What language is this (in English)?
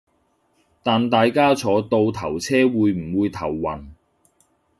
Cantonese